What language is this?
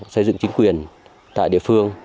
Vietnamese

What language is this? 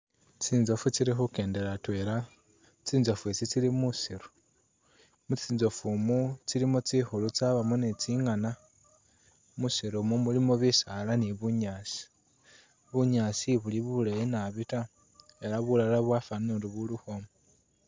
Masaaba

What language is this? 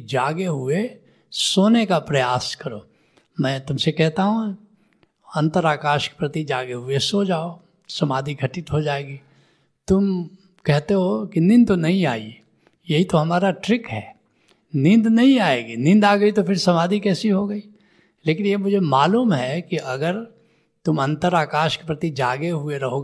Hindi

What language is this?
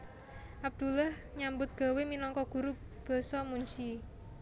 Javanese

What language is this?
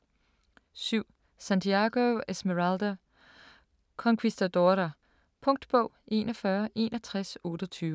Danish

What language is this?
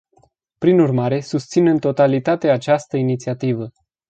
Romanian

